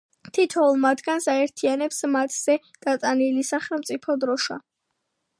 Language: Georgian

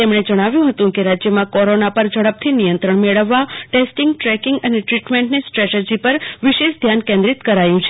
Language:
Gujarati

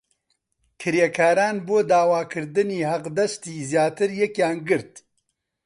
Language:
Central Kurdish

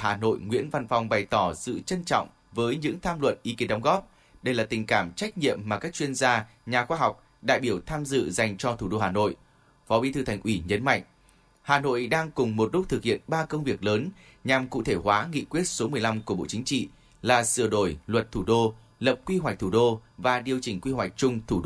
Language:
Vietnamese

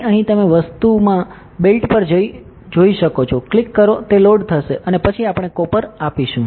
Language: Gujarati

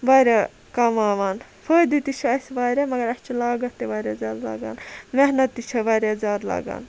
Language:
Kashmiri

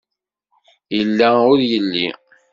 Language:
Kabyle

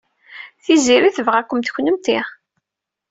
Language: Kabyle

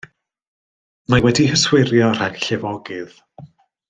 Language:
Welsh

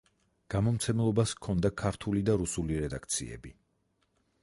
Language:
Georgian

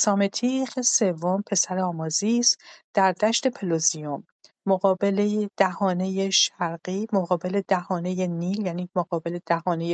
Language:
Persian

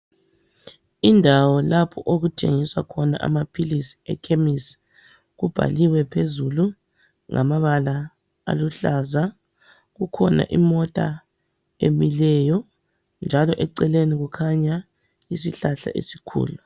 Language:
North Ndebele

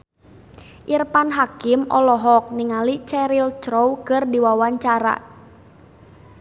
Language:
Sundanese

